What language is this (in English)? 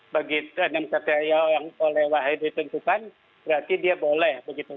Indonesian